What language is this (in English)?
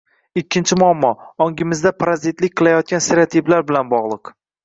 Uzbek